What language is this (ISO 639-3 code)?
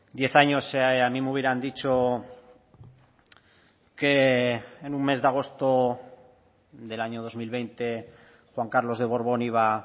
spa